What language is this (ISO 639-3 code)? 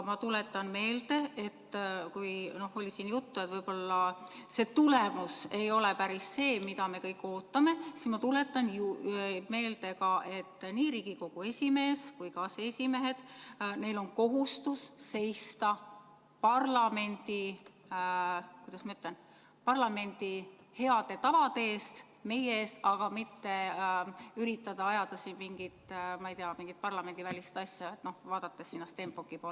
est